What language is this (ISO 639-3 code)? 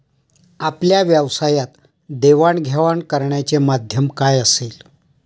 mar